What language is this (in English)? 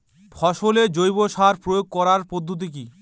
Bangla